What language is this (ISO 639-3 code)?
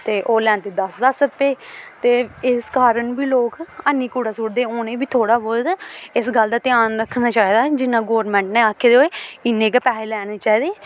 doi